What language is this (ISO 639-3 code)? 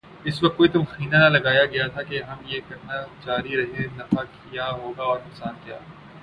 urd